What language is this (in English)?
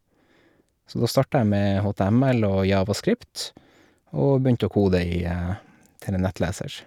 Norwegian